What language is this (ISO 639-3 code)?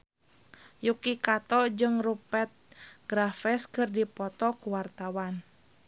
sun